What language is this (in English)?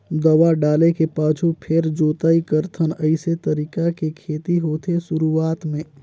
Chhattisgarhi